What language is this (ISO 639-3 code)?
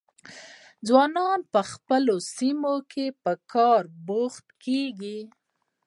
pus